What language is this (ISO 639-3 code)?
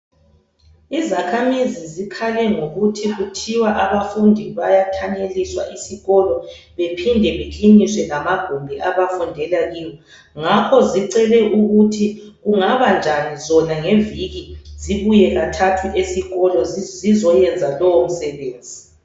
nde